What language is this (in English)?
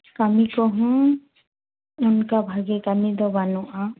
Santali